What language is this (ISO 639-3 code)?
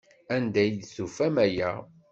kab